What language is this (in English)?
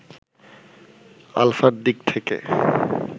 Bangla